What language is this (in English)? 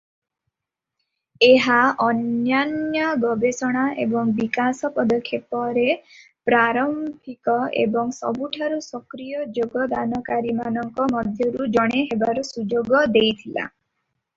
Odia